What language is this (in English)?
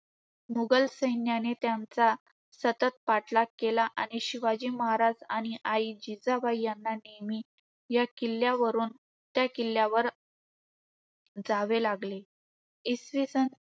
Marathi